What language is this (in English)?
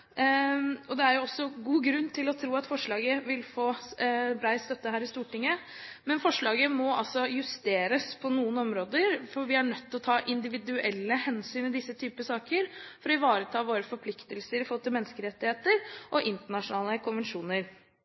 Norwegian Bokmål